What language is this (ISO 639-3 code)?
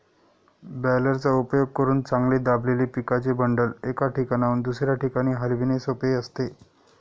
mar